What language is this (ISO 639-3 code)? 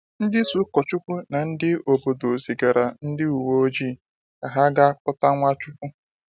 ibo